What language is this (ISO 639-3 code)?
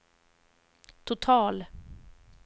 swe